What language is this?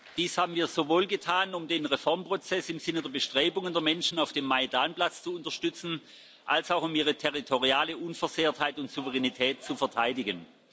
German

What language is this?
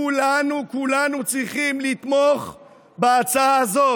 Hebrew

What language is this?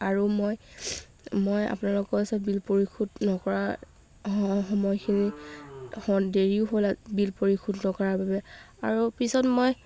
Assamese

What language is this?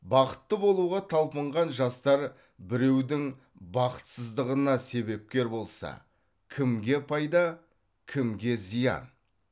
Kazakh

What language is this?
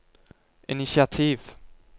Norwegian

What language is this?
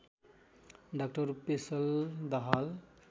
Nepali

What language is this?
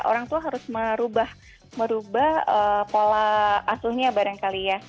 Indonesian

